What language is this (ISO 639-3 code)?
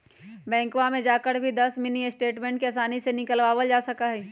mag